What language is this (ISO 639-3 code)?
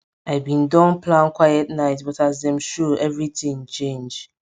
pcm